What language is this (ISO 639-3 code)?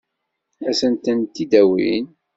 kab